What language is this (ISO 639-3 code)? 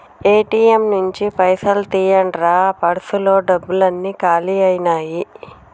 tel